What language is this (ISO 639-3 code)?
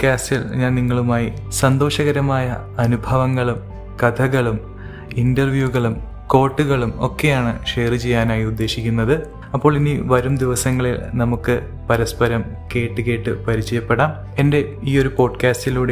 mal